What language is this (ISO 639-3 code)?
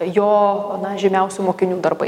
lit